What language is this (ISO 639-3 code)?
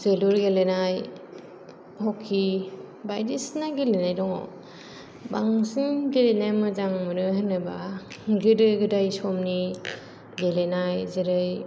brx